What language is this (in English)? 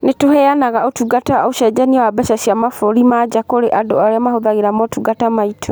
Kikuyu